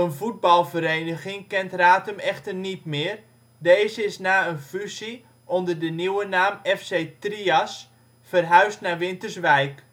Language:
Dutch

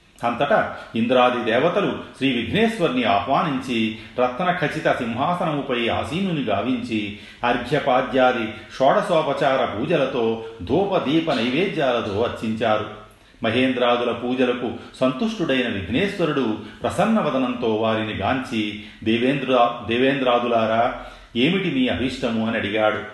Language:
Telugu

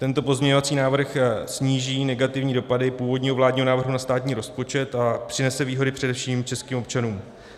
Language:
Czech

